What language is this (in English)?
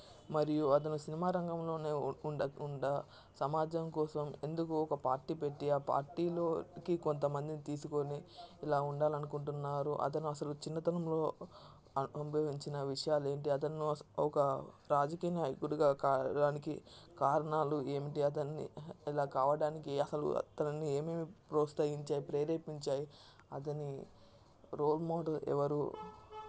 Telugu